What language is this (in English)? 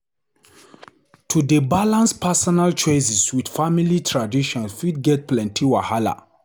Nigerian Pidgin